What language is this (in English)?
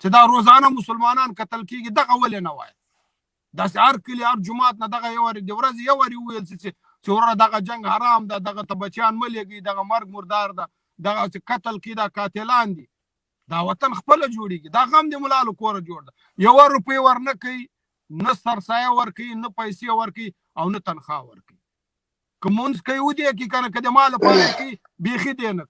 Turkish